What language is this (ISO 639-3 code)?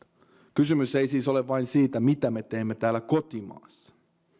fin